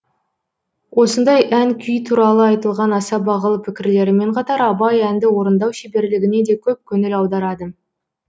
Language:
Kazakh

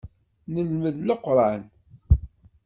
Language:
Kabyle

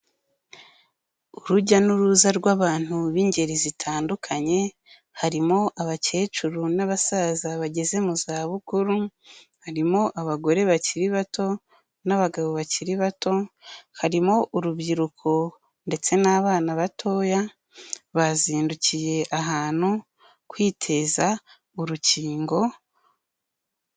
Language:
Kinyarwanda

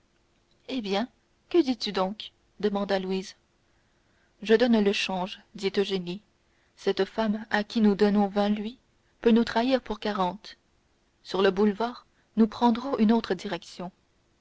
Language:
French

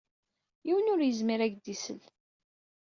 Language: Kabyle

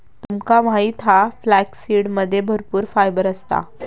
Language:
Marathi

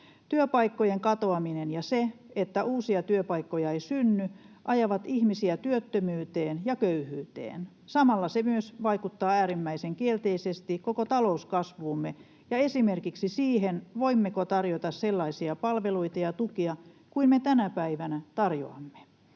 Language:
Finnish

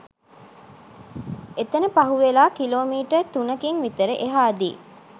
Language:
Sinhala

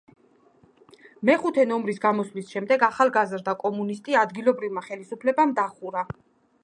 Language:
Georgian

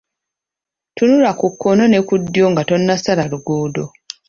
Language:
Ganda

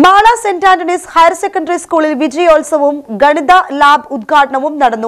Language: Hindi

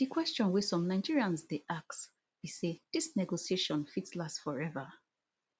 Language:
Nigerian Pidgin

